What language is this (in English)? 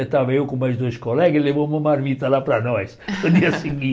Portuguese